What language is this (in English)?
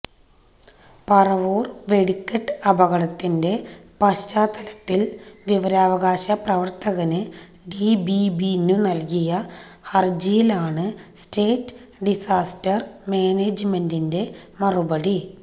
Malayalam